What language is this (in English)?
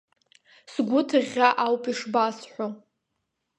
Abkhazian